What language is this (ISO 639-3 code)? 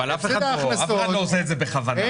heb